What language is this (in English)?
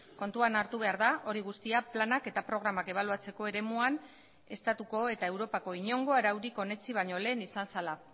Basque